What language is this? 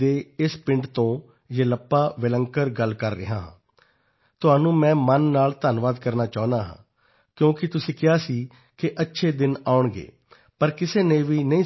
Punjabi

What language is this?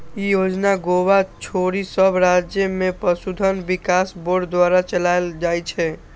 Maithili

